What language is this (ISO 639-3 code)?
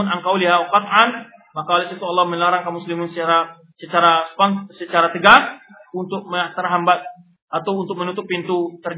ind